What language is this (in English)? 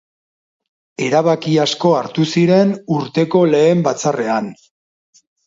Basque